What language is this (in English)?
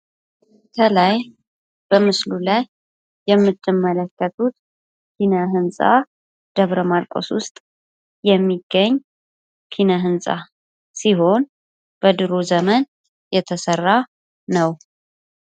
Amharic